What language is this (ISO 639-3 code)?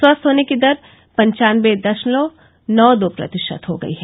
hin